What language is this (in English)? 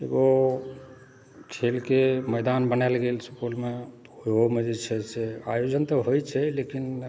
Maithili